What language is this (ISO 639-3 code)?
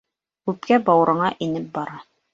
bak